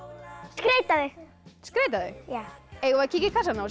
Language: Icelandic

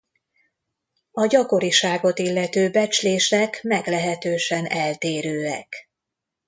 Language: Hungarian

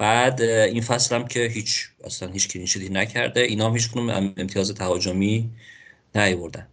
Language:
Persian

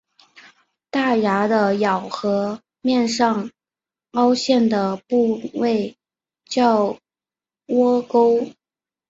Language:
Chinese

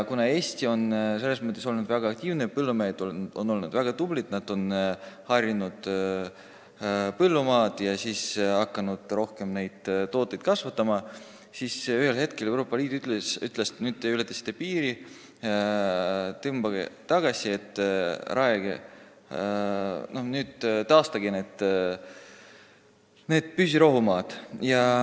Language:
Estonian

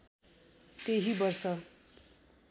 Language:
Nepali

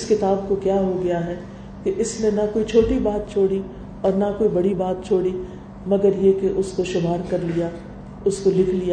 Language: Urdu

